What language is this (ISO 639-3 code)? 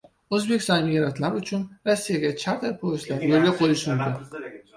uzb